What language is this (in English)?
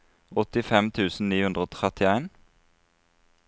Norwegian